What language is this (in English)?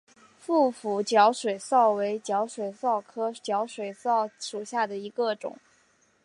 Chinese